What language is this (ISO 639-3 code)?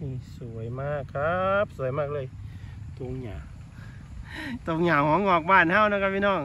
tha